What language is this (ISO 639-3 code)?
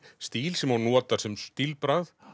isl